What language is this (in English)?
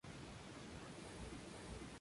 Spanish